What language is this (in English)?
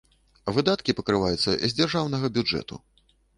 Belarusian